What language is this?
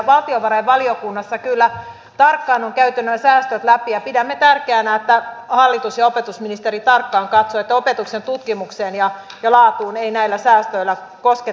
Finnish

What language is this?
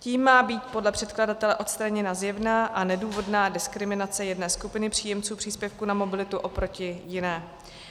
Czech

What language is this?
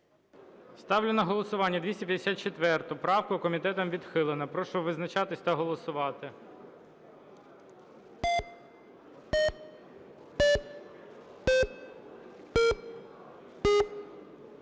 Ukrainian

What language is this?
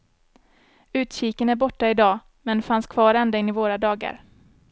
Swedish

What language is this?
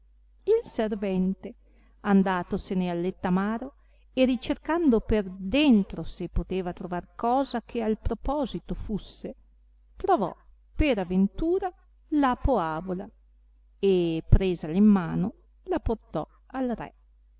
Italian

